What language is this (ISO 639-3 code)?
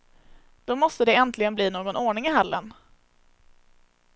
swe